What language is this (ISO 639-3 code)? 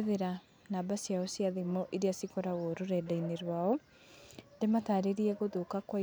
kik